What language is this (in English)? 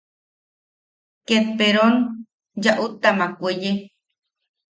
Yaqui